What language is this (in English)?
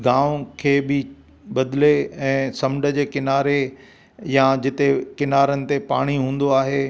Sindhi